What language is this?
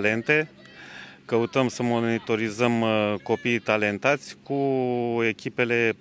Romanian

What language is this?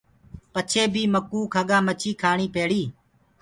Gurgula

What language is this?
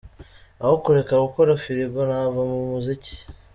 Kinyarwanda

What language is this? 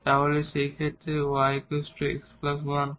Bangla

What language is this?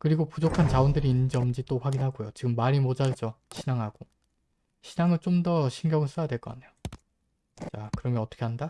Korean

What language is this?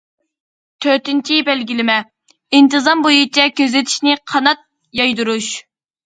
Uyghur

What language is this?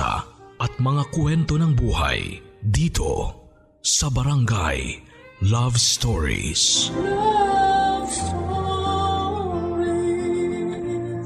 Filipino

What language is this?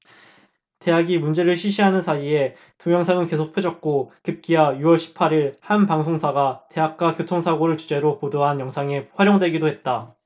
Korean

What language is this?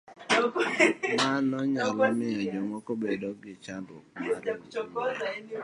Luo (Kenya and Tanzania)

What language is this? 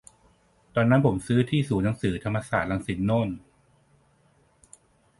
Thai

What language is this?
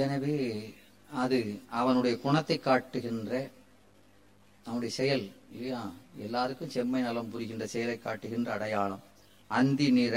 Tamil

